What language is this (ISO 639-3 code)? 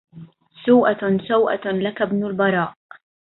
ara